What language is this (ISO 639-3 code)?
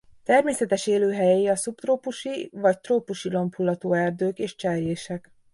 hun